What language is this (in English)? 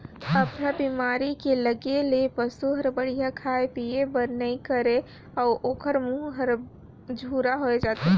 Chhattisgarhi